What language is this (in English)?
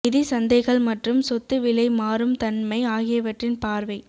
Tamil